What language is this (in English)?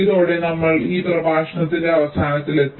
Malayalam